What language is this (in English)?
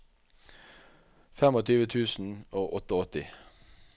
Norwegian